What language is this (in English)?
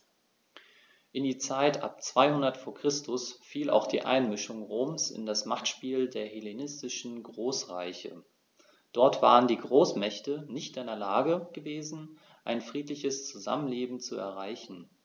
German